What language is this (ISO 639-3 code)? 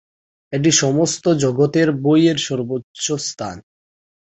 ben